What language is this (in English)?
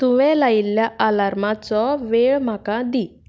Konkani